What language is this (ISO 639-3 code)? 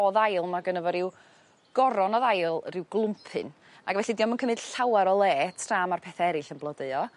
cym